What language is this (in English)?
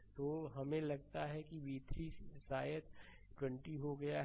Hindi